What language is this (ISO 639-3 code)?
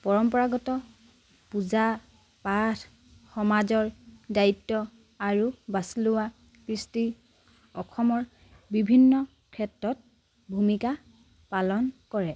asm